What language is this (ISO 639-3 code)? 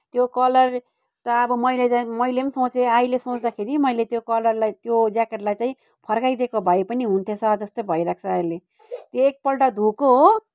nep